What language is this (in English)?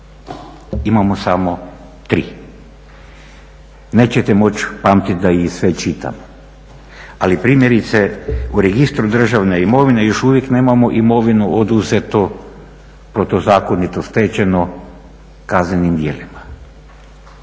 Croatian